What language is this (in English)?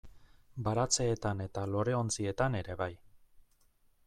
Basque